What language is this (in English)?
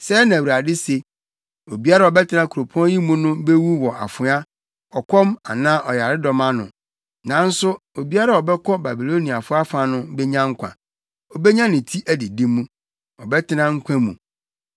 Akan